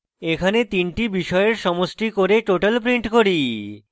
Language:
Bangla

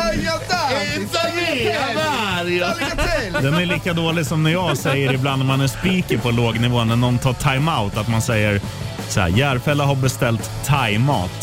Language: Swedish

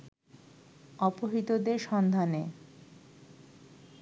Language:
Bangla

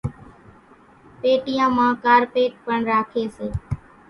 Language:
Kachi Koli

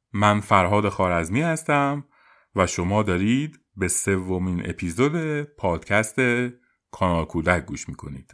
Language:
Persian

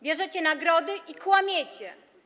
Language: Polish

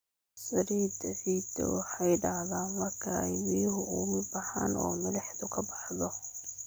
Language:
Somali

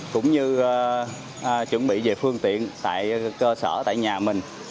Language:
Vietnamese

